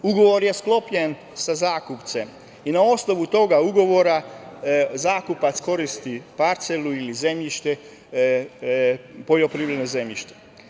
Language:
Serbian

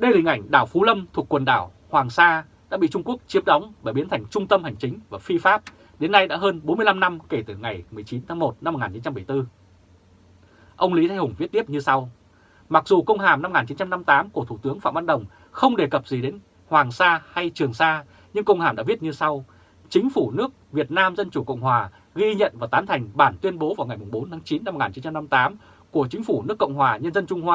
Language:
Vietnamese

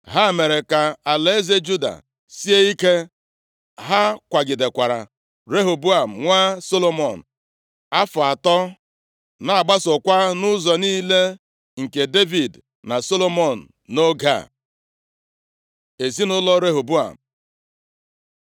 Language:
Igbo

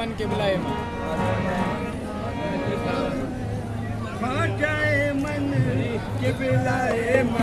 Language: Hindi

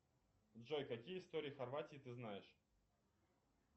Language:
Russian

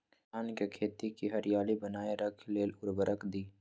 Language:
Magahi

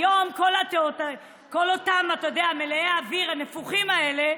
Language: Hebrew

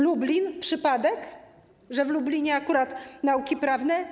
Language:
Polish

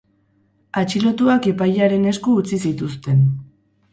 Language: Basque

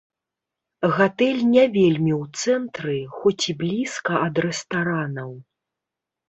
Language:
Belarusian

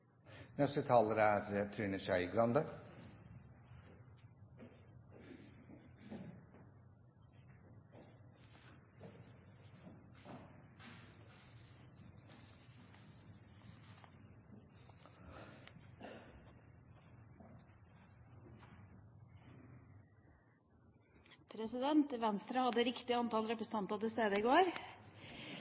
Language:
Norwegian Bokmål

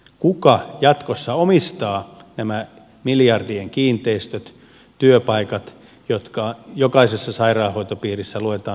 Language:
Finnish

